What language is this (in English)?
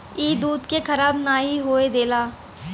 Bhojpuri